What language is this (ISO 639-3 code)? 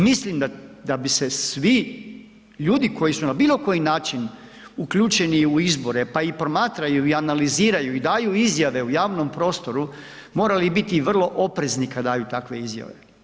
hrv